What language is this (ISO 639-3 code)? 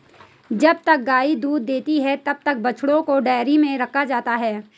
hin